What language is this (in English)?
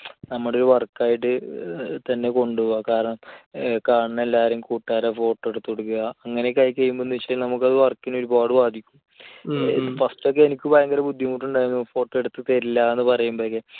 Malayalam